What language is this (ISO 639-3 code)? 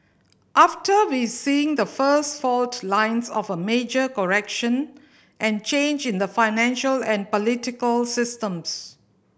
eng